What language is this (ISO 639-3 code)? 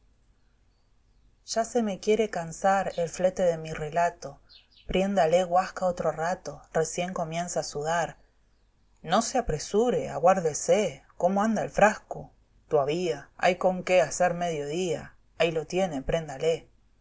spa